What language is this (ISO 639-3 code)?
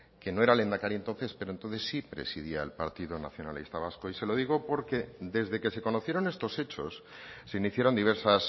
spa